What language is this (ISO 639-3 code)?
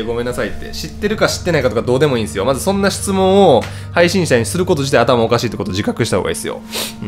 jpn